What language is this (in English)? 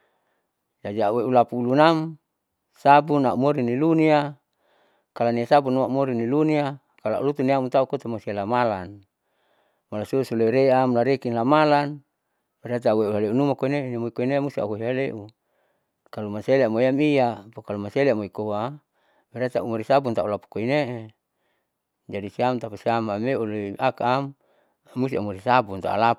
Saleman